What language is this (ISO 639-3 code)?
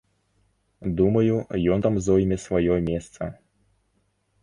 bel